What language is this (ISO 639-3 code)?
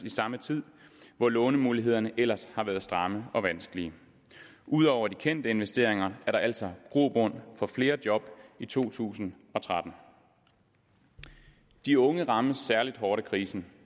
dan